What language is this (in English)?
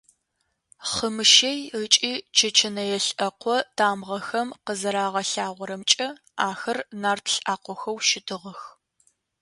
Adyghe